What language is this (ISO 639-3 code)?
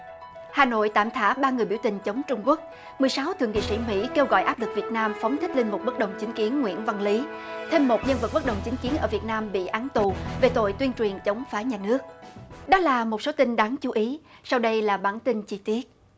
vie